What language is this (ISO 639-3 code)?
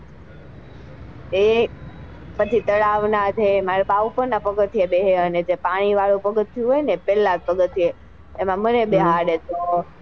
guj